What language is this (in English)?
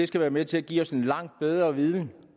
Danish